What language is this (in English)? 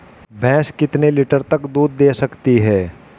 Hindi